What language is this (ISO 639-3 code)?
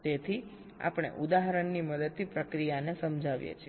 guj